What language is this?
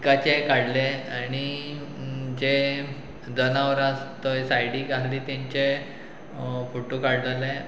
Konkani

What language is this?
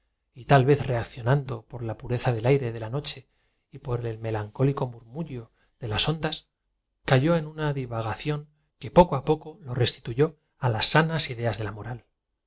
Spanish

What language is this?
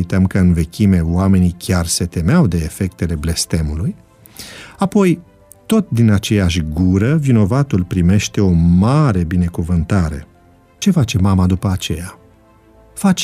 Romanian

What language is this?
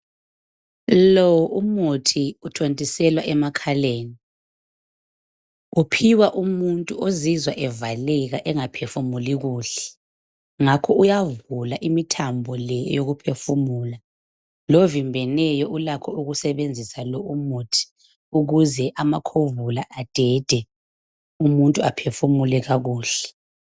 North Ndebele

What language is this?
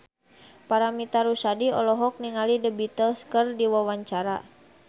Sundanese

